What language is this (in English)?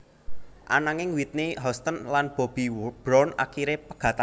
Javanese